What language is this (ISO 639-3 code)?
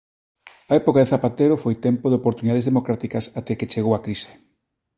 glg